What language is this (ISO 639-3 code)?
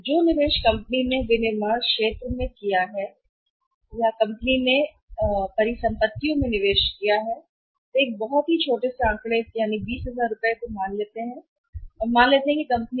hin